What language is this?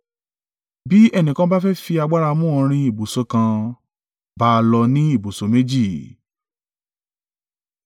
Yoruba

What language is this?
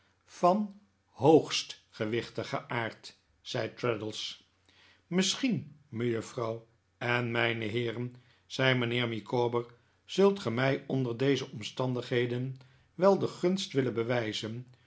Dutch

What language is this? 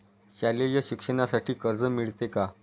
Marathi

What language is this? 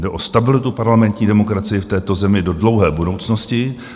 Czech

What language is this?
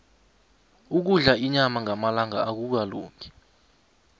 South Ndebele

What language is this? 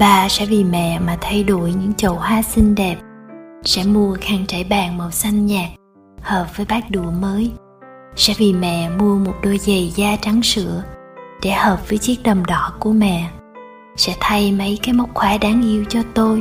Vietnamese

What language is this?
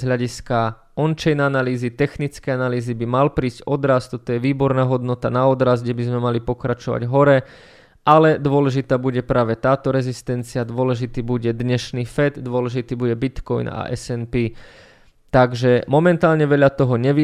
Slovak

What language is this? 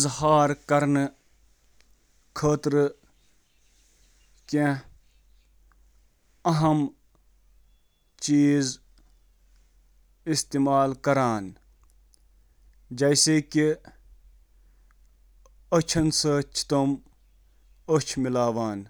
Kashmiri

